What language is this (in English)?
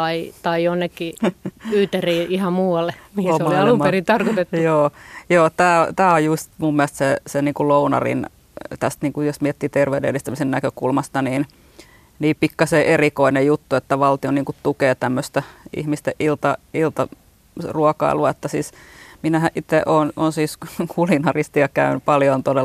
Finnish